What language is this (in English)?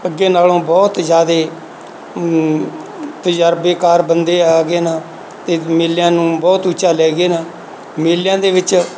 Punjabi